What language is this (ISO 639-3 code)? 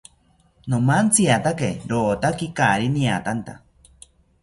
cpy